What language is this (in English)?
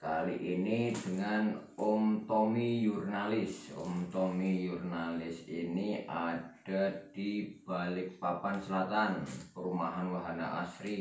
Indonesian